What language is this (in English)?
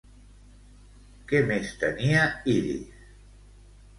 Catalan